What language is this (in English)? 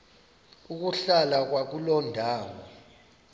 Xhosa